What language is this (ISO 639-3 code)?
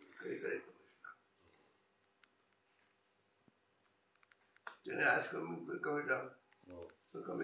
hin